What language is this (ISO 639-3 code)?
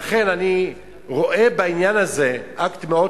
heb